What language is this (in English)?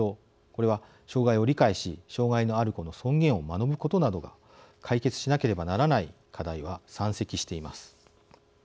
Japanese